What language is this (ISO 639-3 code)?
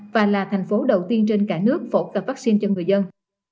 vie